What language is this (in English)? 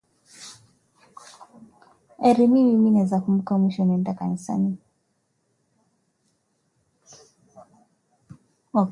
Swahili